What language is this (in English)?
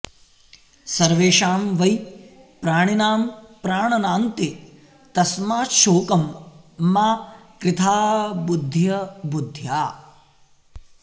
Sanskrit